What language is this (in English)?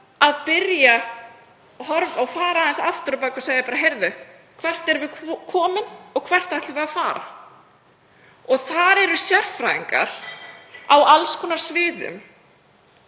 Icelandic